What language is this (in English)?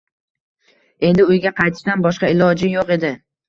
Uzbek